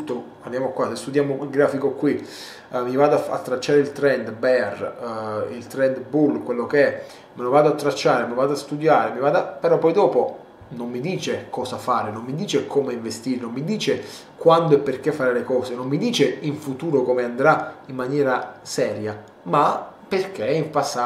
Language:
Italian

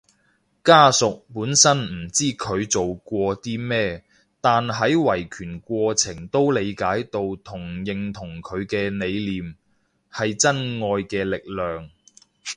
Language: Cantonese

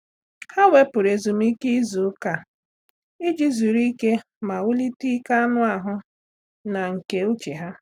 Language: Igbo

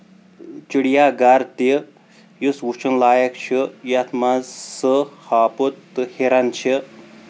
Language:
Kashmiri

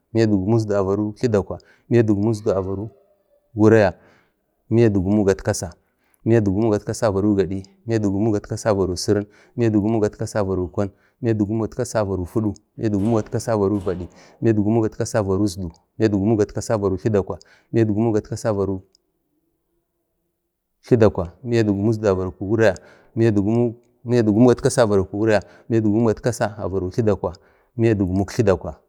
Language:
Bade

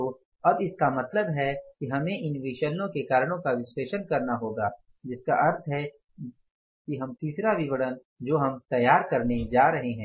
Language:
Hindi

